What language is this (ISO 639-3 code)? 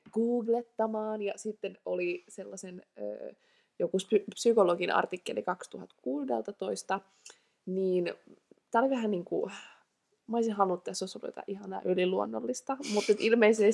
fin